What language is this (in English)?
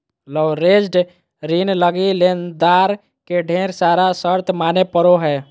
Magahi